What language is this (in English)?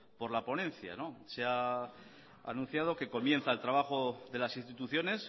Spanish